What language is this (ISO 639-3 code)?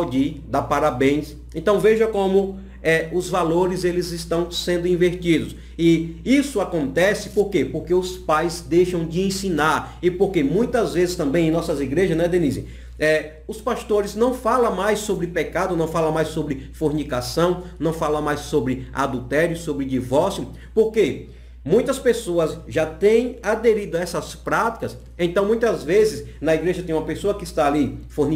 por